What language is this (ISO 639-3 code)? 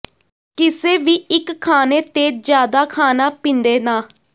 pan